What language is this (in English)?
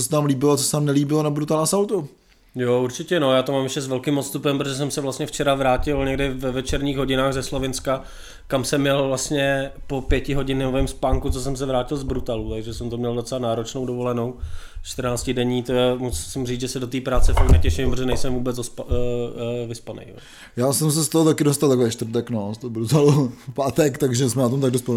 Czech